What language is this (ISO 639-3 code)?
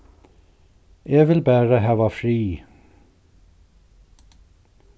fao